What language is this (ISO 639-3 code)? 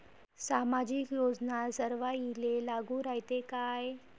mar